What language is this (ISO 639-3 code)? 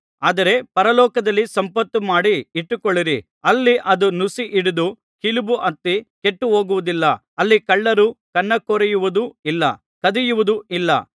kan